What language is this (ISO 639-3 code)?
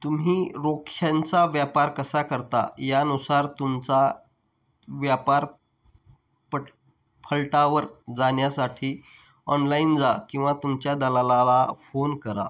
mar